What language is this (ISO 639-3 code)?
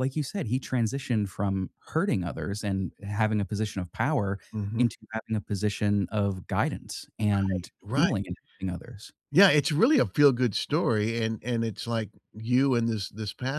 eng